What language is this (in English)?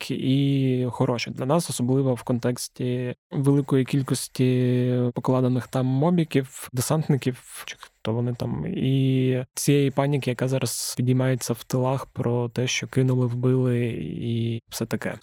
Ukrainian